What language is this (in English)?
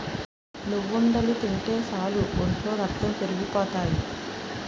Telugu